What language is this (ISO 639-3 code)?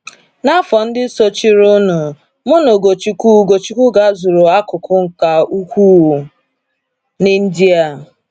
ibo